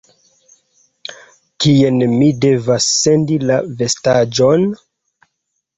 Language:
Esperanto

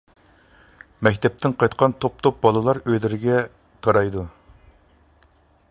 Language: Uyghur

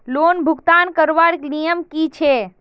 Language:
Magahi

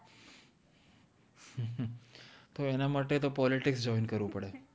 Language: Gujarati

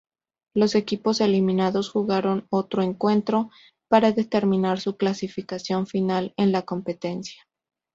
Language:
Spanish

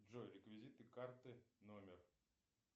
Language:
Russian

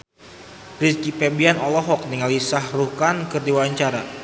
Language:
Sundanese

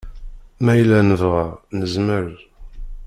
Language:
Kabyle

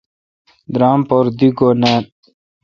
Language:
Kalkoti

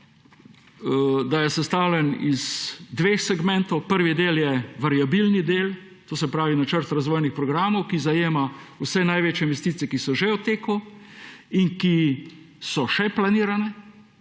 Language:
Slovenian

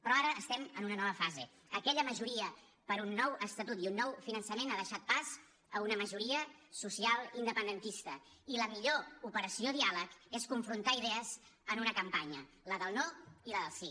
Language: Catalan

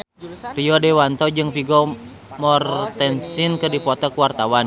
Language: Sundanese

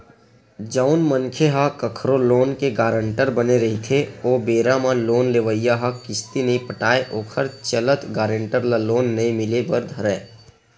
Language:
Chhattisgarhi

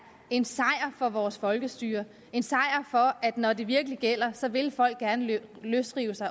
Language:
Danish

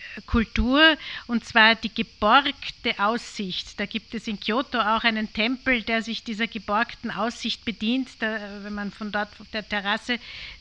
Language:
German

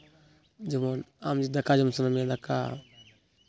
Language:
Santali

